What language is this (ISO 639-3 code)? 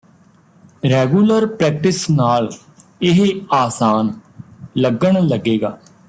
pan